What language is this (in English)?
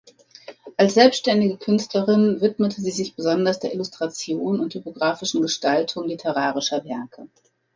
German